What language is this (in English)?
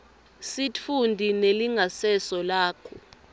Swati